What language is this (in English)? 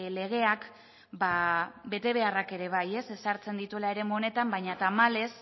Basque